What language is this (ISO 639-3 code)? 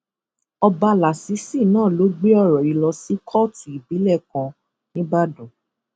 yor